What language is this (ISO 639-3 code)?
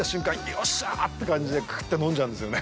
jpn